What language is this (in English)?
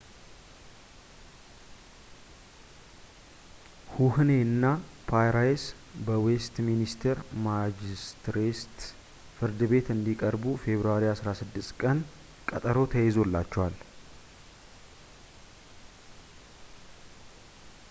Amharic